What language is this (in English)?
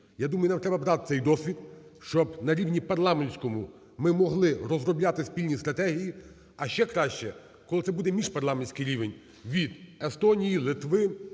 Ukrainian